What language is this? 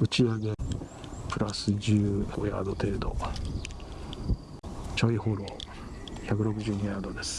Japanese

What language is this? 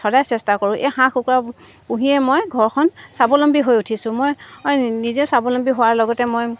Assamese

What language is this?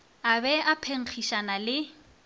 Northern Sotho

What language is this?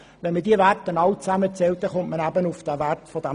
Swiss German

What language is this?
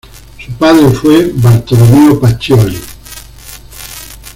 Spanish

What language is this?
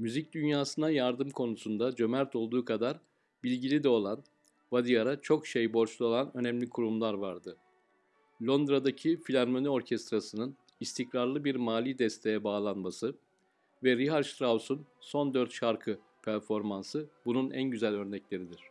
Turkish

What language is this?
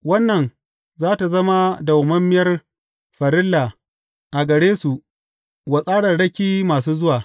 Hausa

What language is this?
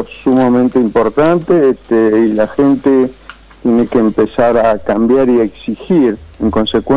Spanish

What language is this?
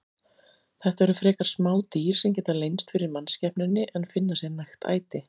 Icelandic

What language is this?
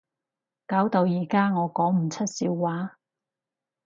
Cantonese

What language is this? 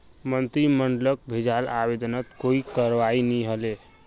Magahi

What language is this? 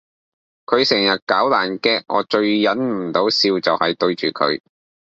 Cantonese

